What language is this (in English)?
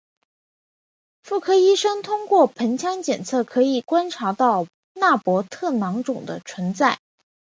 Chinese